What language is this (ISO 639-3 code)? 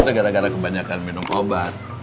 ind